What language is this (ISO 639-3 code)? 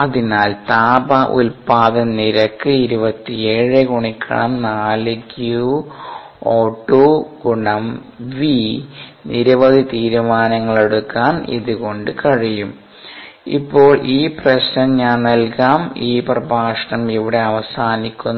mal